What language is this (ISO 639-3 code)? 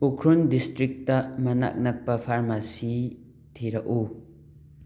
mni